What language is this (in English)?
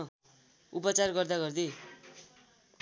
Nepali